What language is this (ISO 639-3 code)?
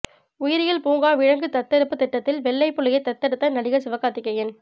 tam